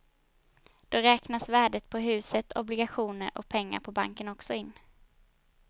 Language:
Swedish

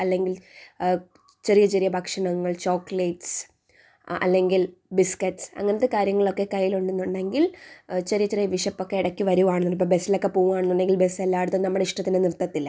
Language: Malayalam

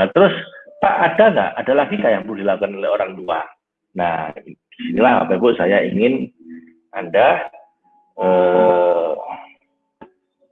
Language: Indonesian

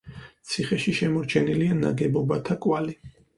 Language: Georgian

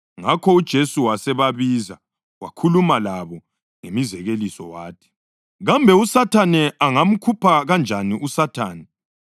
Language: North Ndebele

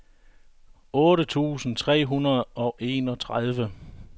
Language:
Danish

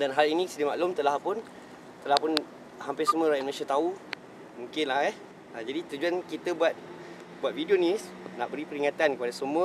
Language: Malay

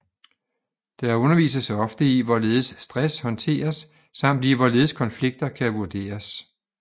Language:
Danish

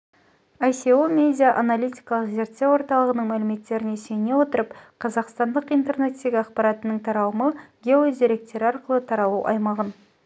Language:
Kazakh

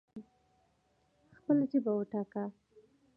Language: Pashto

